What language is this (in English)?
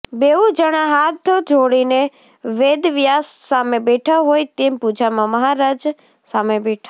Gujarati